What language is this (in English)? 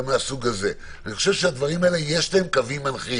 Hebrew